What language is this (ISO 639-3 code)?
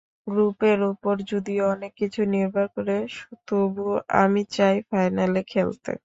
ben